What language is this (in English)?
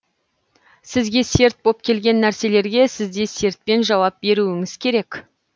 Kazakh